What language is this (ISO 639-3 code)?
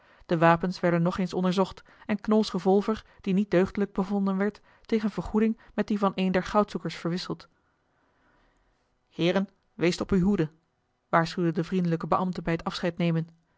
nld